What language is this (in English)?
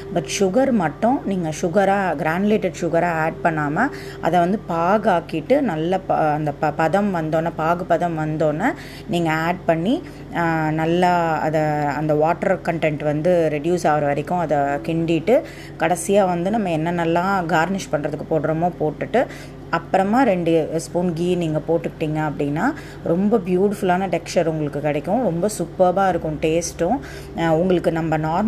Tamil